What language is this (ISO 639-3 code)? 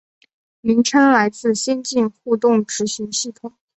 zho